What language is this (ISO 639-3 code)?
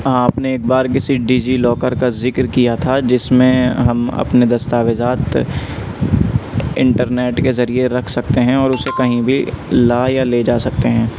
urd